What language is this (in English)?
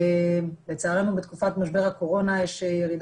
Hebrew